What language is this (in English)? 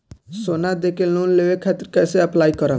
Bhojpuri